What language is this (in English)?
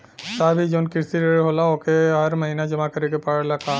Bhojpuri